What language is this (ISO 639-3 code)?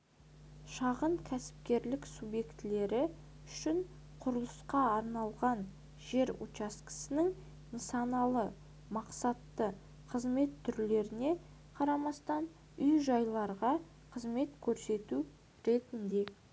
kaz